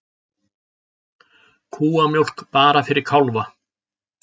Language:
Icelandic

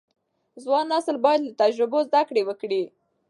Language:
Pashto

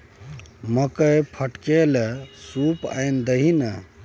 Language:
Maithili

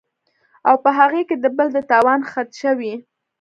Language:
Pashto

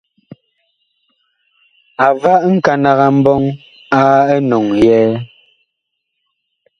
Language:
Bakoko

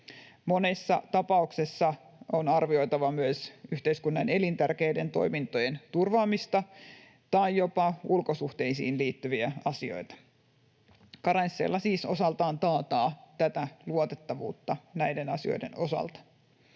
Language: Finnish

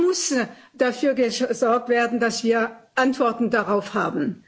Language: German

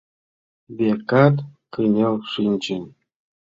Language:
Mari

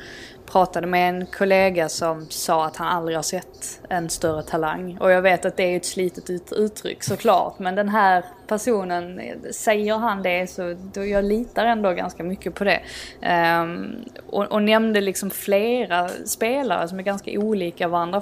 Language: Swedish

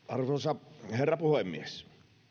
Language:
Finnish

